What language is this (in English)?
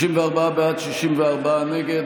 Hebrew